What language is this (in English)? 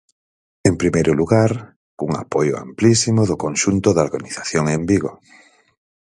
Galician